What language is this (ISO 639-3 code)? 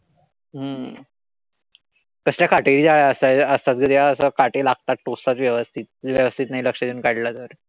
mar